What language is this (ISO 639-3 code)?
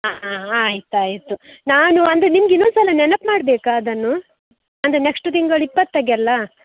kan